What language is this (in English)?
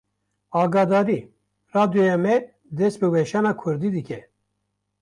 Kurdish